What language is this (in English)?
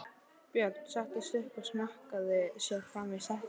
Icelandic